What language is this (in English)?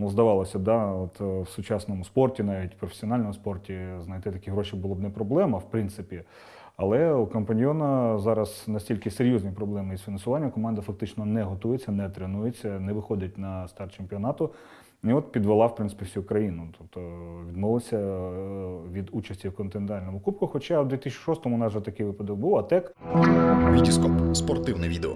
Ukrainian